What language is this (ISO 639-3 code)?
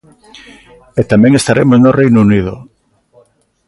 glg